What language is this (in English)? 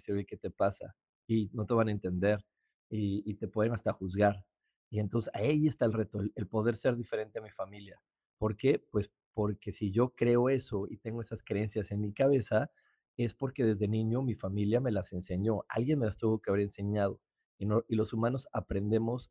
Spanish